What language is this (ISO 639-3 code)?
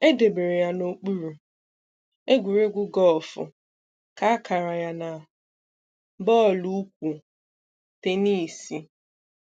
ibo